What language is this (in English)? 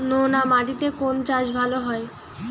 Bangla